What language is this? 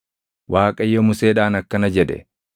Oromo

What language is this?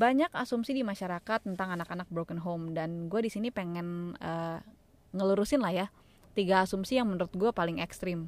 Indonesian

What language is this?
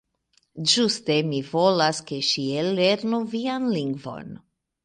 Esperanto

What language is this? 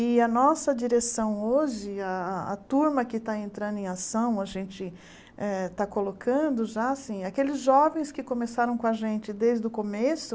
Portuguese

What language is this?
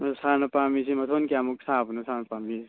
Manipuri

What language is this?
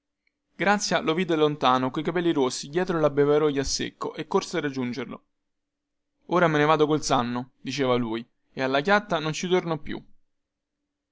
Italian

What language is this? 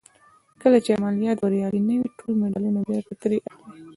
Pashto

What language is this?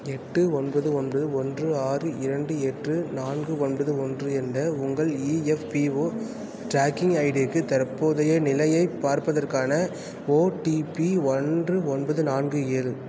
Tamil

